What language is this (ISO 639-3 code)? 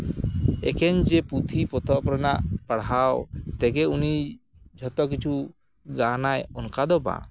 sat